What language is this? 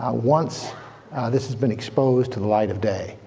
English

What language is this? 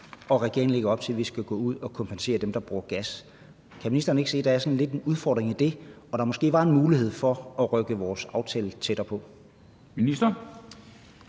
Danish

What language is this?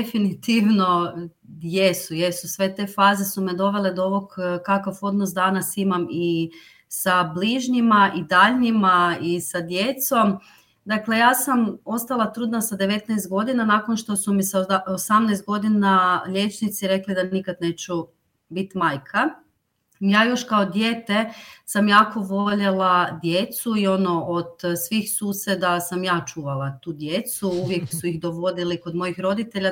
Croatian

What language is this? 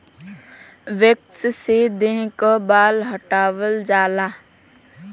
Bhojpuri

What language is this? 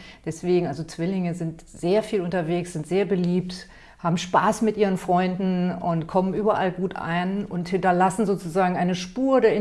German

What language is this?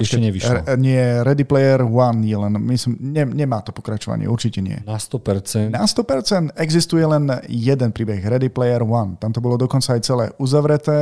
Slovak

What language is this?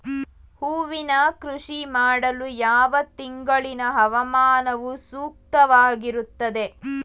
Kannada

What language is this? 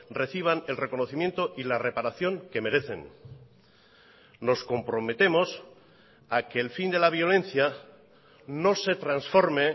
Spanish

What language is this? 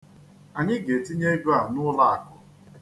Igbo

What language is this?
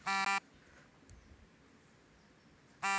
Kannada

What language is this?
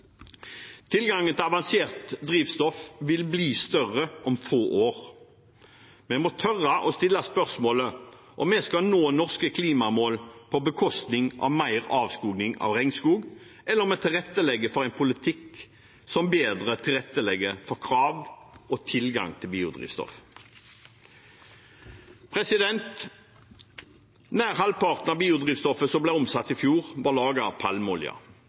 Norwegian Bokmål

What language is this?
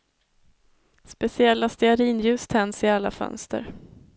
Swedish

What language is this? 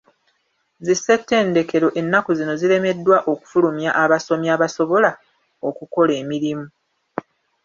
Ganda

